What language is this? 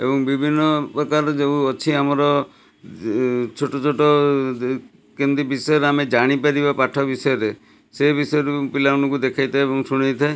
Odia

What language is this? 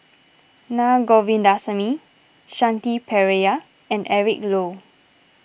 English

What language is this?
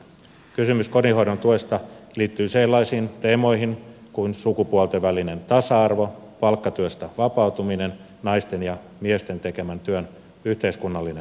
Finnish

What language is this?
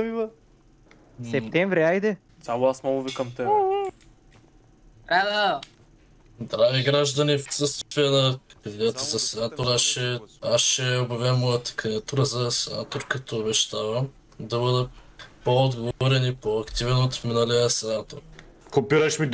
Bulgarian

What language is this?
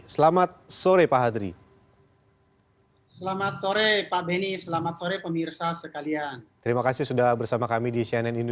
Indonesian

